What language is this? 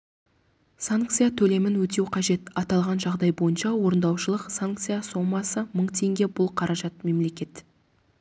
Kazakh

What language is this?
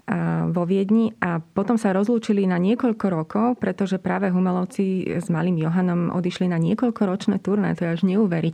Slovak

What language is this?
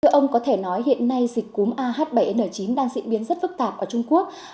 Vietnamese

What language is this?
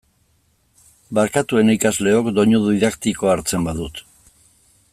Basque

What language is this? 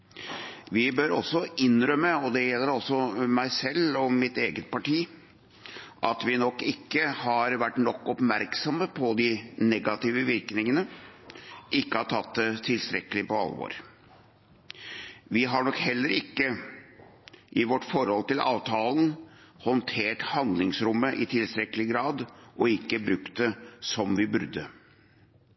Norwegian Bokmål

